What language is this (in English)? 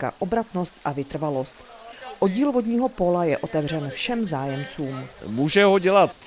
Czech